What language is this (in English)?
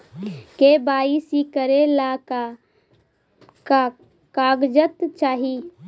Magahi